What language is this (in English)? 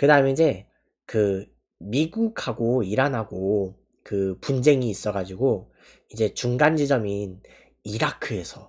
Korean